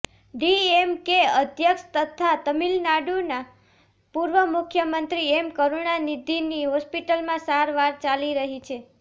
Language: Gujarati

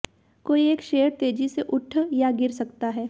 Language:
Hindi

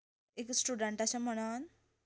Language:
Konkani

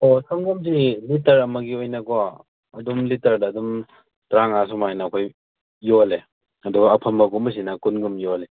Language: Manipuri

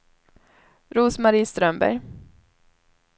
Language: Swedish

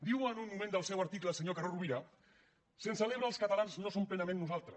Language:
Catalan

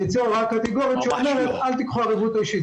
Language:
Hebrew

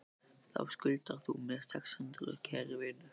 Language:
Icelandic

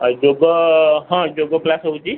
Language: Odia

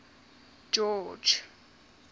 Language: Afrikaans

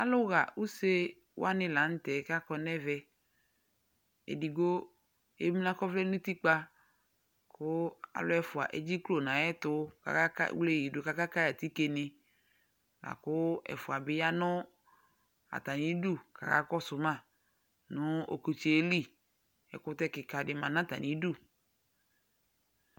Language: Ikposo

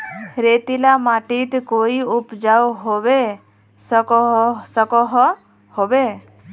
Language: Magahi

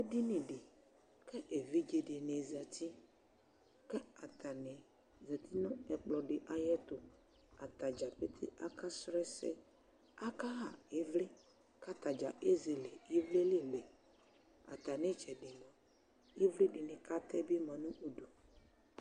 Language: Ikposo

